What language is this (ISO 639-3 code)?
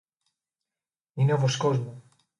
ell